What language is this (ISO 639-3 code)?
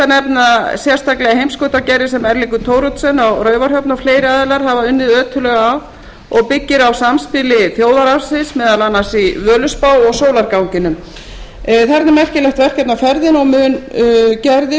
isl